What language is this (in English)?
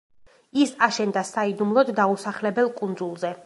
Georgian